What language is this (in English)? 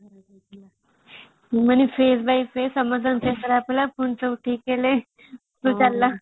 Odia